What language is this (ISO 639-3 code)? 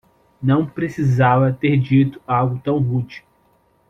por